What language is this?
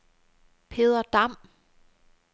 Danish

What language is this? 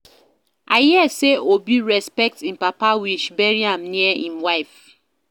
Nigerian Pidgin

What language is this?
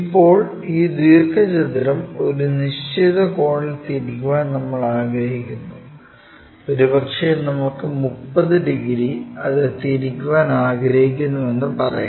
Malayalam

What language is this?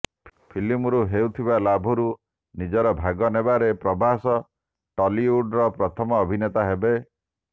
Odia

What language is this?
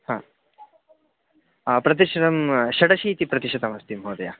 Sanskrit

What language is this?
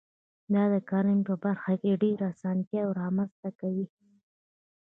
Pashto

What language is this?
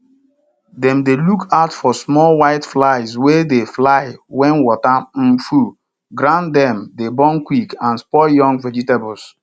Nigerian Pidgin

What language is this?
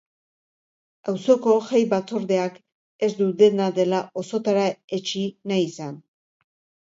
Basque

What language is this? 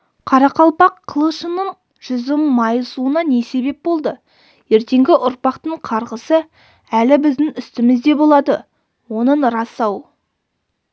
Kazakh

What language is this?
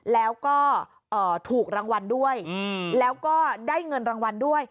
Thai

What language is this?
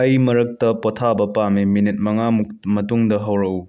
Manipuri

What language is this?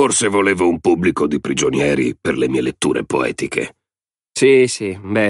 Italian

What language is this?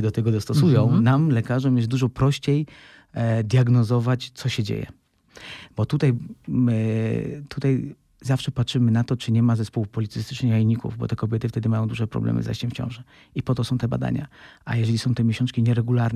Polish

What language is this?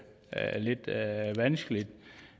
Danish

